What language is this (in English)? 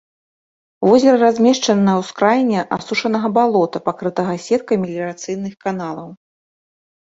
Belarusian